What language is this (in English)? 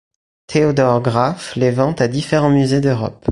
French